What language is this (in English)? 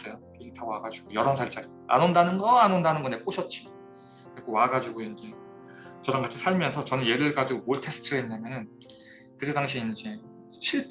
Korean